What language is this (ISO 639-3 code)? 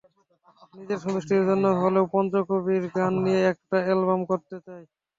ben